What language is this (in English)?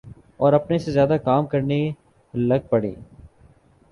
Urdu